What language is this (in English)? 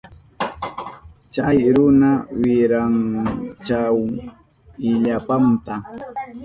Southern Pastaza Quechua